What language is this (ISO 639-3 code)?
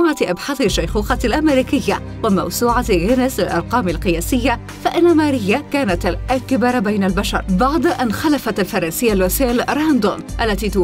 ara